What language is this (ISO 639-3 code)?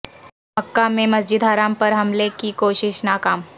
urd